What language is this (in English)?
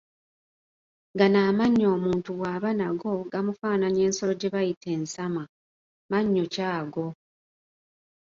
Ganda